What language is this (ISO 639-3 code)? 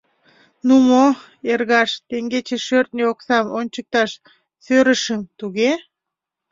chm